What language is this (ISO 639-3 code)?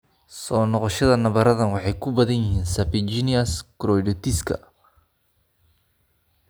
som